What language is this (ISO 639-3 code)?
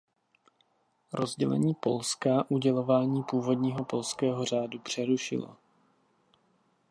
ces